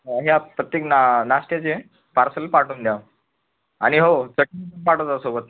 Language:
Marathi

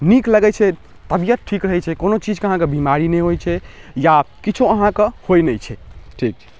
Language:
Maithili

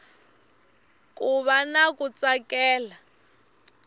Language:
Tsonga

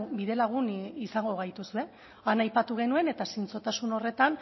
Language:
Basque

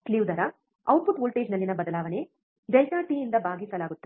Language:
Kannada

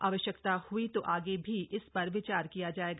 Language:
Hindi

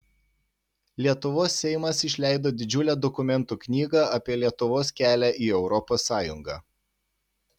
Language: Lithuanian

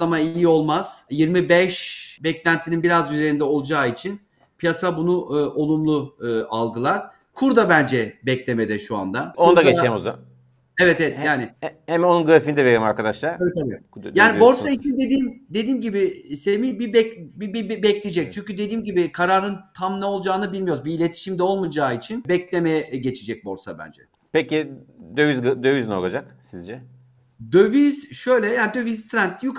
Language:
Turkish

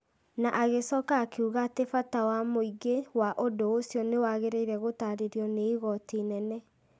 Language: Kikuyu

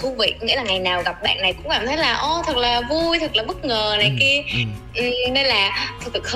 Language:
Vietnamese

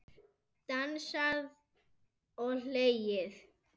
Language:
Icelandic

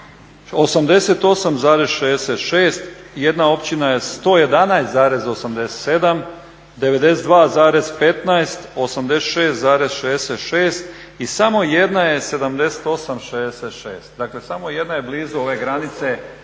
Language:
Croatian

